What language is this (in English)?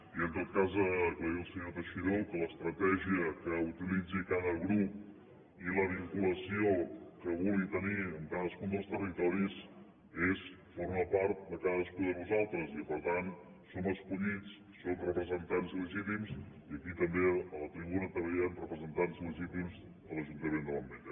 Catalan